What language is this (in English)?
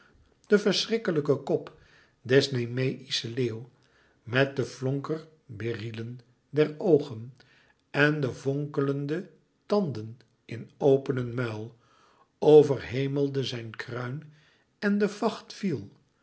Dutch